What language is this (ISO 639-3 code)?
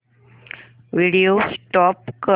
mar